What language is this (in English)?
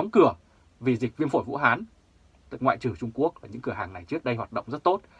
Vietnamese